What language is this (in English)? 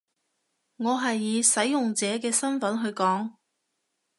Cantonese